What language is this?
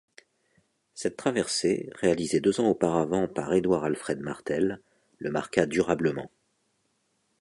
French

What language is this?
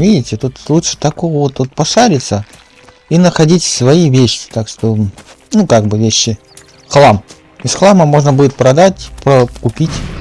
Russian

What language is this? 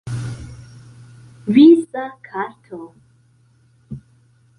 Esperanto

